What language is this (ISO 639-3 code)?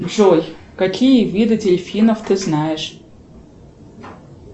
rus